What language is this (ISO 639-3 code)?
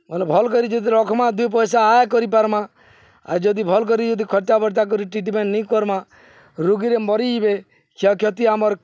ori